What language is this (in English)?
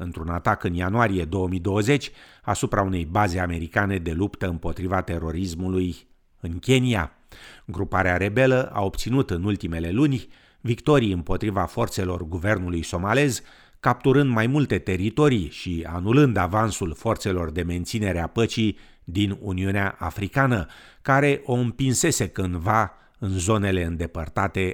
Romanian